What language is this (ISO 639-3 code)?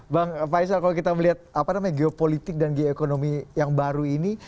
ind